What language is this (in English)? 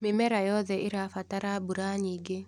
Kikuyu